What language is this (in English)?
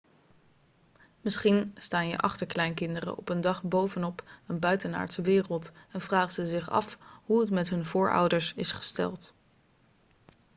Dutch